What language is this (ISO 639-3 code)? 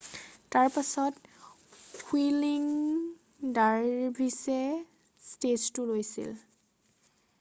asm